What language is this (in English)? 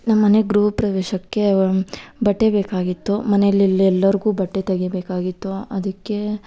Kannada